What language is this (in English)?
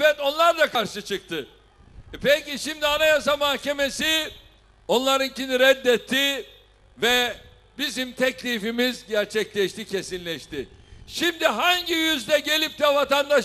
Turkish